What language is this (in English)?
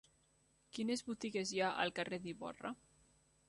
Catalan